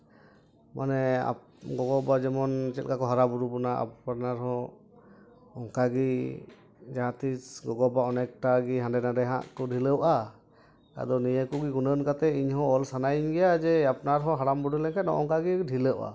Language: Santali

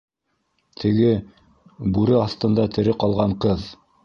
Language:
Bashkir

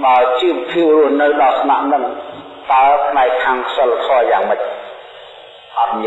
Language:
Vietnamese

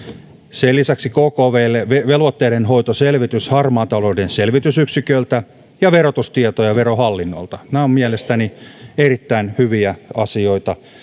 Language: Finnish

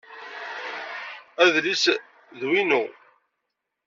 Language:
Kabyle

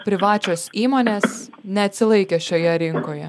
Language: Lithuanian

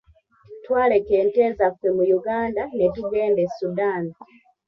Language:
Ganda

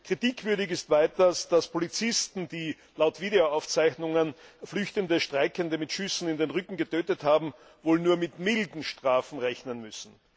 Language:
German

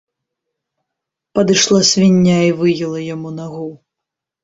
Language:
Belarusian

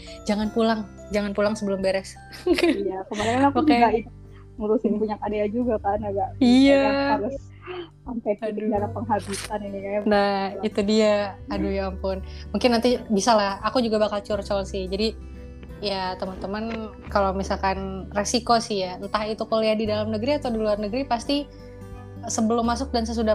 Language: Indonesian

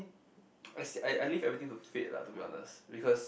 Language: English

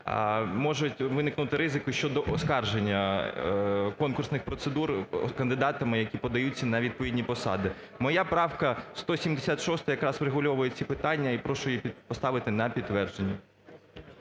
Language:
Ukrainian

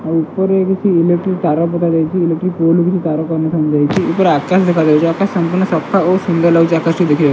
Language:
Odia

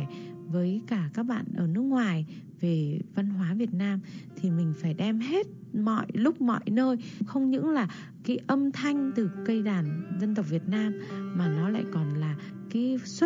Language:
Vietnamese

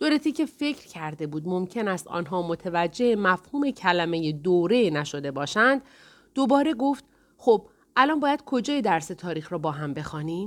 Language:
Persian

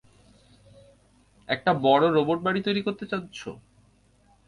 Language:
Bangla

